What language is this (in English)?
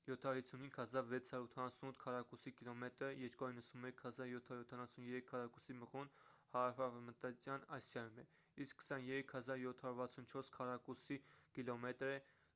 Armenian